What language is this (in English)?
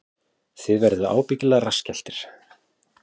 Icelandic